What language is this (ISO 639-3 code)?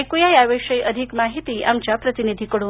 mar